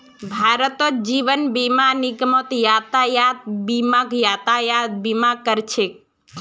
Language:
Magahi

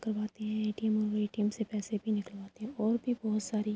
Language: Urdu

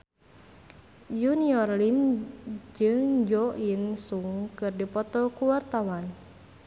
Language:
Sundanese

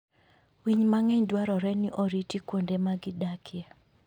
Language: Luo (Kenya and Tanzania)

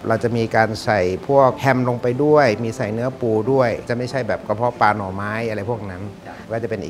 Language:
Thai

